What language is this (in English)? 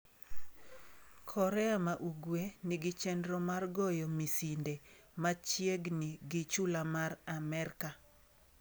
Luo (Kenya and Tanzania)